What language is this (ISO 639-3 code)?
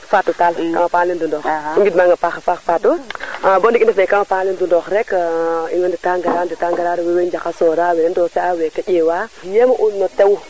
srr